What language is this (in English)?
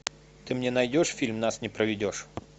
Russian